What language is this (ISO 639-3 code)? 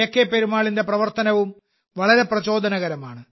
mal